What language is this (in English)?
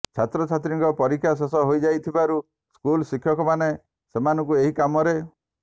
Odia